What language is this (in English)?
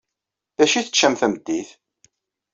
Kabyle